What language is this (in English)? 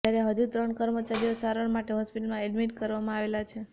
Gujarati